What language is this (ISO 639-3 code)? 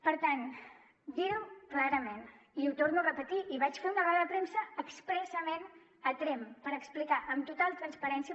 cat